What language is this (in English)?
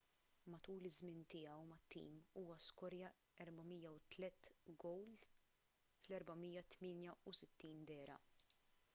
Maltese